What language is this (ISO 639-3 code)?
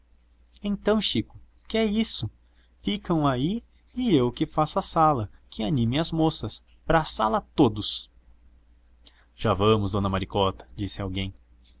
por